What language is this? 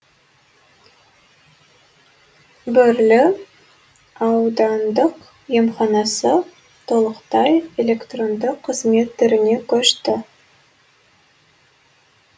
Kazakh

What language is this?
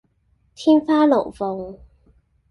Cantonese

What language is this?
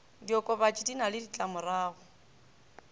Northern Sotho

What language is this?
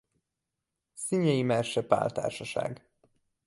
Hungarian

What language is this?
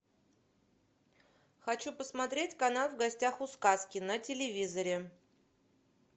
Russian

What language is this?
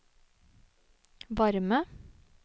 Norwegian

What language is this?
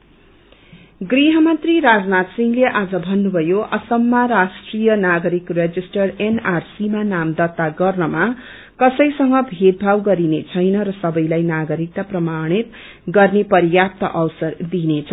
Nepali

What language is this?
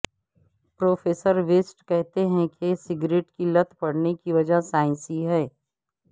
Urdu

